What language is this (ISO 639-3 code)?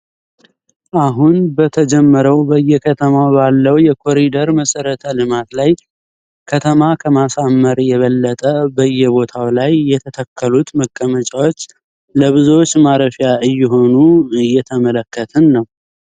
amh